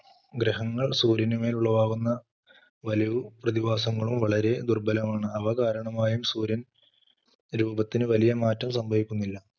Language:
Malayalam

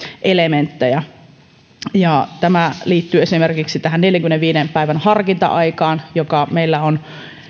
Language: Finnish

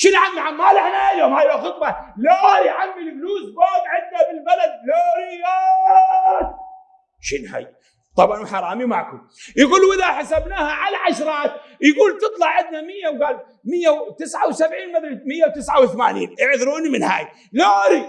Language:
Arabic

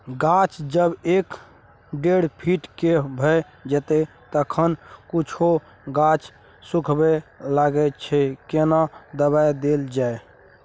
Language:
Maithili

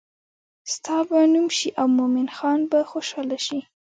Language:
Pashto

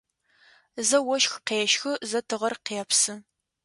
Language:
Adyghe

